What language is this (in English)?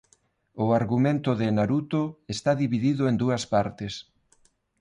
Galician